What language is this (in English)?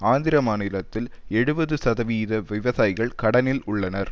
Tamil